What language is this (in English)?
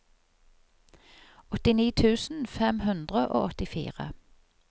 Norwegian